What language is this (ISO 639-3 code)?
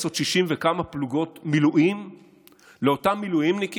heb